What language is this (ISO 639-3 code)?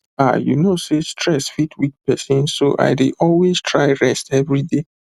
pcm